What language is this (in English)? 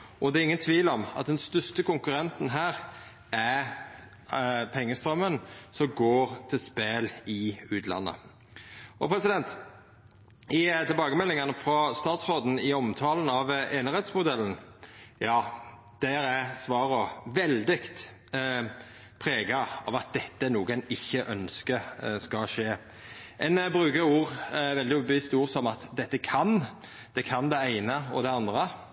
Norwegian Nynorsk